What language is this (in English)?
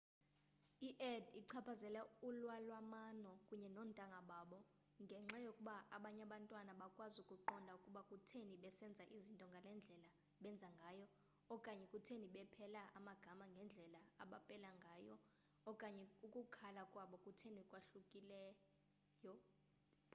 Xhosa